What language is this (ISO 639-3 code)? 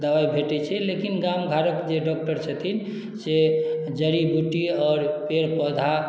mai